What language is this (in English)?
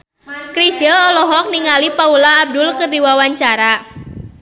Sundanese